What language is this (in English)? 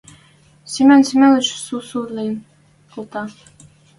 Western Mari